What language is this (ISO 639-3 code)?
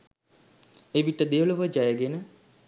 sin